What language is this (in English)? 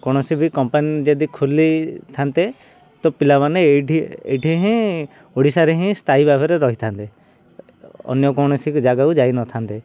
Odia